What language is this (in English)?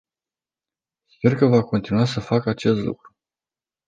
Romanian